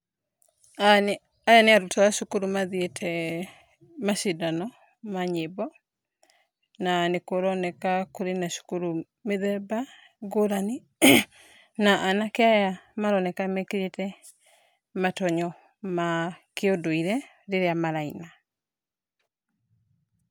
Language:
Kikuyu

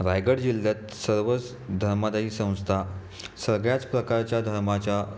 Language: Marathi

